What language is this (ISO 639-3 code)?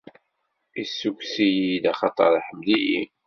kab